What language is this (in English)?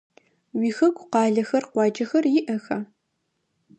Adyghe